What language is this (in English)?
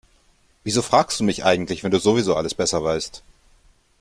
German